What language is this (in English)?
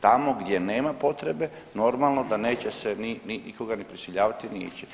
Croatian